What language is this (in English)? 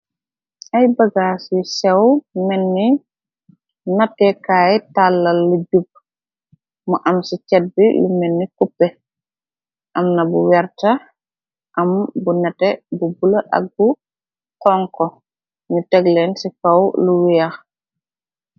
Wolof